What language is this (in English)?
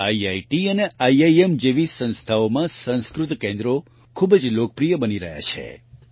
Gujarati